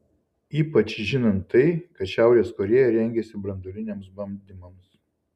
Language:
Lithuanian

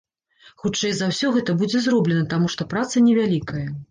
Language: Belarusian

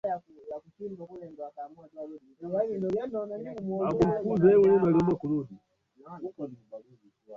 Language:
Swahili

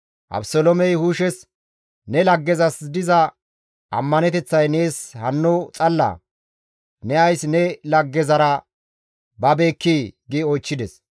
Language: Gamo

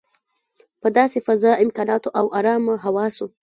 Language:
Pashto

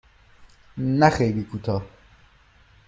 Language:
Persian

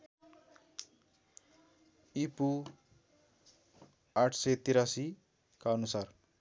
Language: Nepali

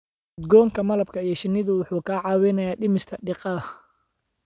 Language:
Somali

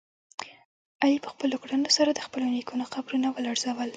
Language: Pashto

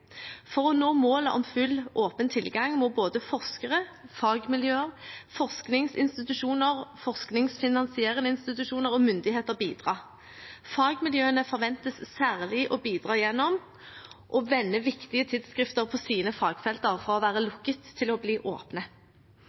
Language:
Norwegian Bokmål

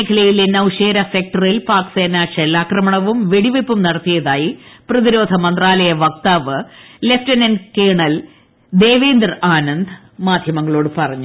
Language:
Malayalam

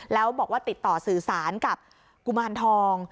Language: Thai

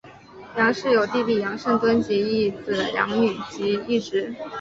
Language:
Chinese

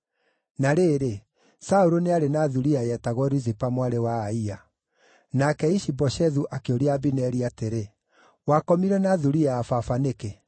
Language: Kikuyu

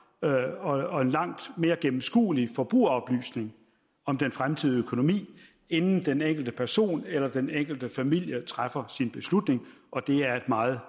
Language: Danish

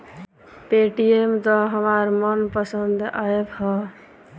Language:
Bhojpuri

